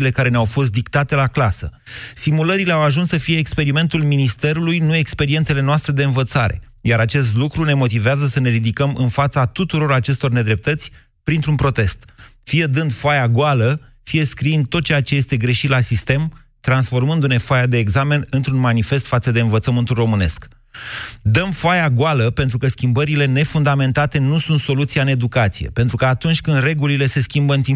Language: Romanian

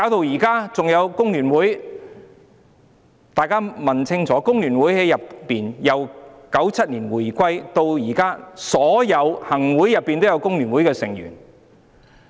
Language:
Cantonese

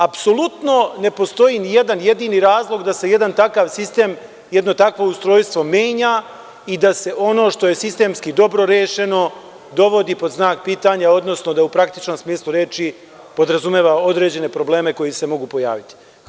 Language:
Serbian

